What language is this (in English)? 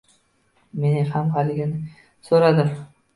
Uzbek